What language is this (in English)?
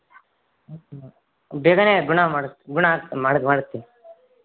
Kannada